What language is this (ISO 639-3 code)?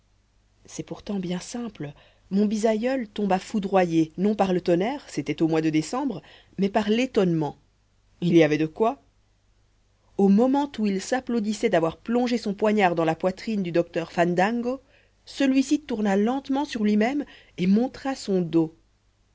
fra